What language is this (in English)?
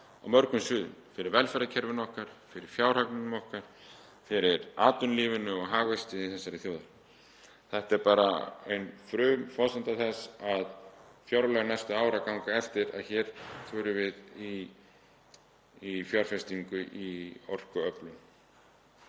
Icelandic